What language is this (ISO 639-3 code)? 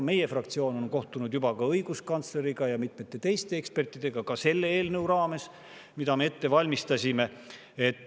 est